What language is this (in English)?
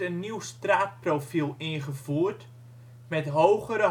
Dutch